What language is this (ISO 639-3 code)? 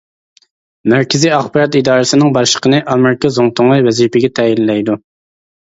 uig